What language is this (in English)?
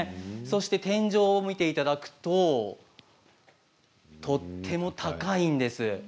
Japanese